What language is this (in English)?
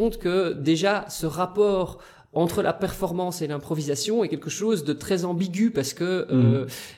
French